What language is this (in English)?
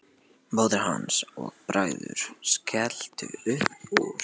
Icelandic